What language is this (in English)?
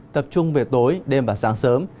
Vietnamese